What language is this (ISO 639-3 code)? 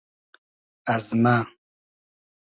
haz